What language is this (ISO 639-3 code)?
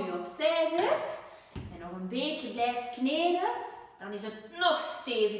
nld